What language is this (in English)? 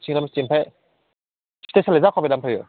Bodo